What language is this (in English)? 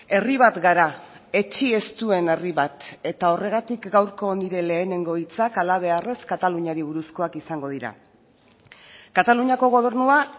Basque